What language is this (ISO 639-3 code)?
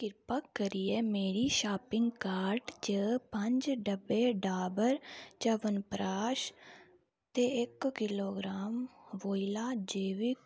doi